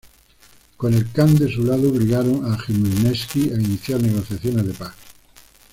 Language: Spanish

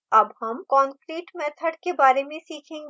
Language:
Hindi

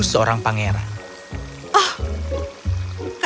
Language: Indonesian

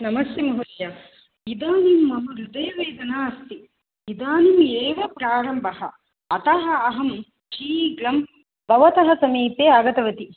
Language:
Sanskrit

